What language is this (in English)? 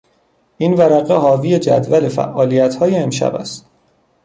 Persian